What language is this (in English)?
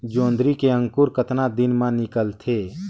Chhattisgarhi